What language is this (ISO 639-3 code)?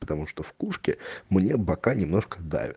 rus